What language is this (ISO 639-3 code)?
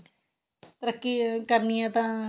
pan